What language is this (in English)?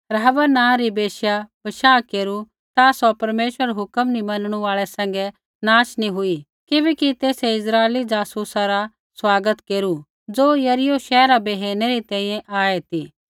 Kullu Pahari